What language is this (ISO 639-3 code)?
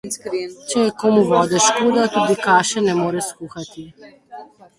slv